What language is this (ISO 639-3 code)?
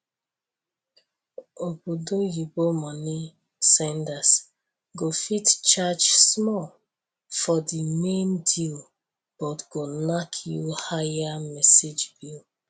pcm